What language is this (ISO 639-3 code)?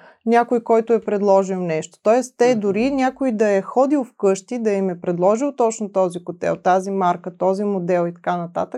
bul